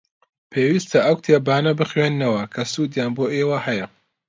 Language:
Central Kurdish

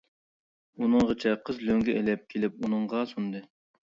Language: Uyghur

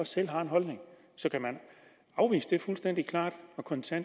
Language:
Danish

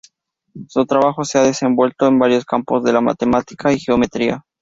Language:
Spanish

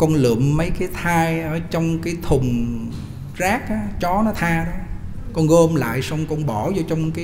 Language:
Vietnamese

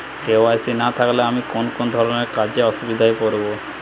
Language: Bangla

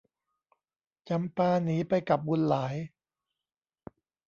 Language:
Thai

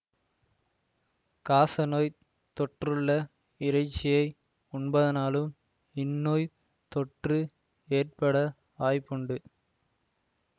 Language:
Tamil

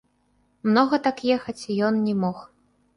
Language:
Belarusian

